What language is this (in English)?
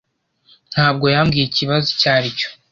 Kinyarwanda